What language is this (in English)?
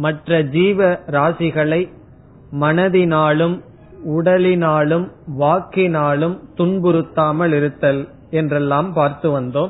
Tamil